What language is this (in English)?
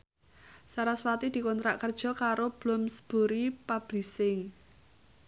Javanese